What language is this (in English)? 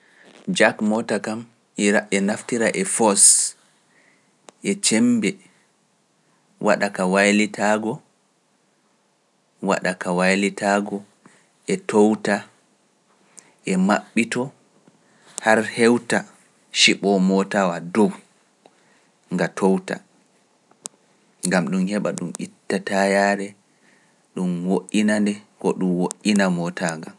Pular